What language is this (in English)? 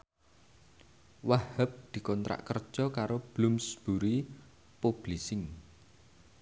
Javanese